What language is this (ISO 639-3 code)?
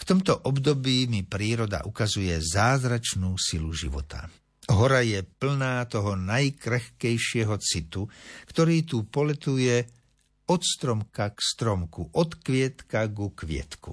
slk